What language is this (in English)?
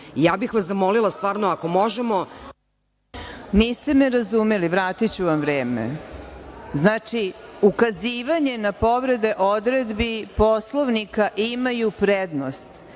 Serbian